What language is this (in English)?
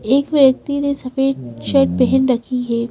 Hindi